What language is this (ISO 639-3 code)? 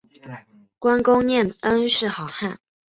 zho